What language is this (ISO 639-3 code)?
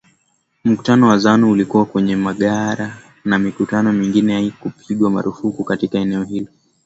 swa